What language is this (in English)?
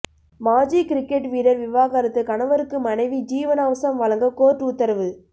Tamil